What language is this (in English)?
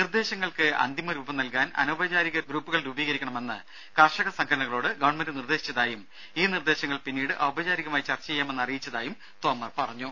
Malayalam